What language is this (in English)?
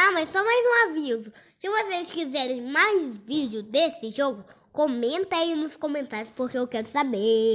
Portuguese